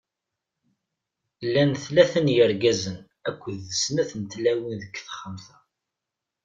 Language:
Kabyle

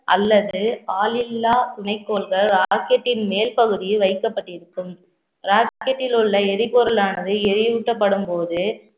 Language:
Tamil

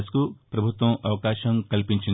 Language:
Telugu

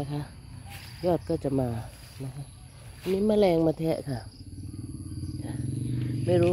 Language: Thai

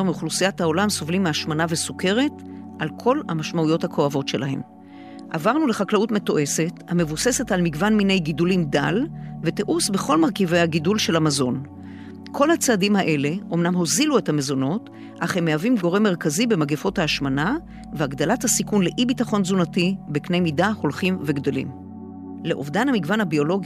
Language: Hebrew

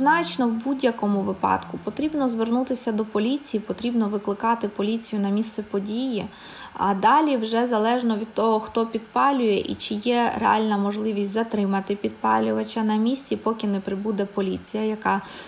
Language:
Ukrainian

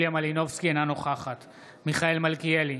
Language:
Hebrew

